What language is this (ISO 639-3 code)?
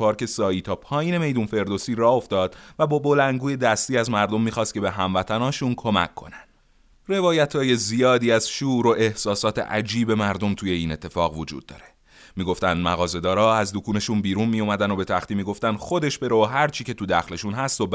fas